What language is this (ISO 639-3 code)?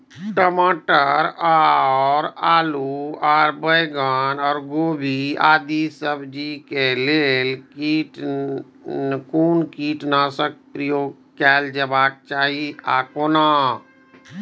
mai